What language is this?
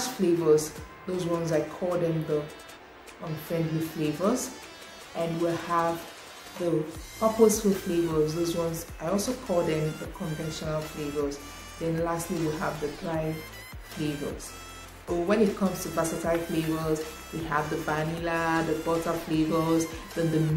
English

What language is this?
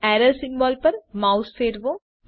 Gujarati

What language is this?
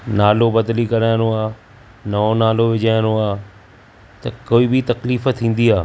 Sindhi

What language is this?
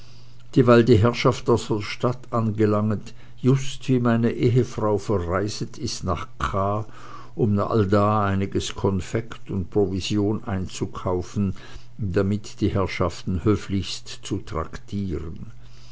German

